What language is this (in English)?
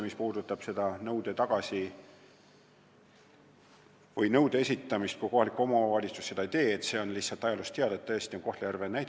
Estonian